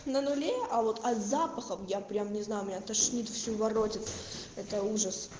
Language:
Russian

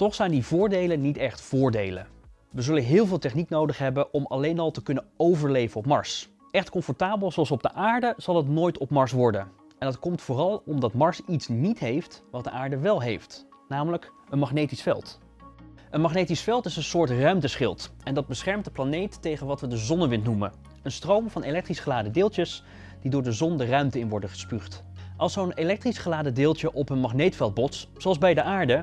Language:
Dutch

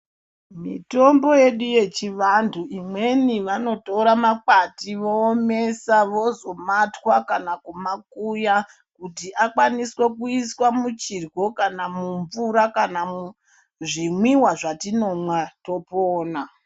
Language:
Ndau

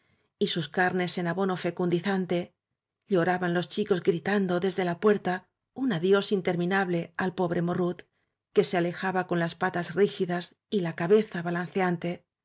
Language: Spanish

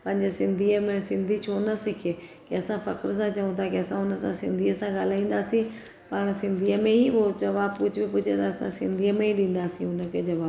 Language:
Sindhi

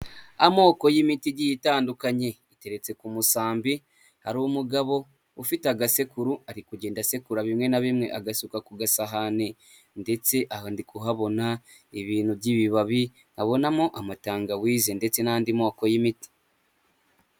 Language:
Kinyarwanda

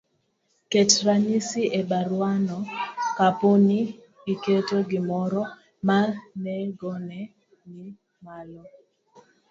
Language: Luo (Kenya and Tanzania)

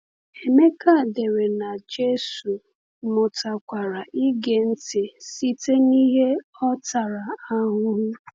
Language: Igbo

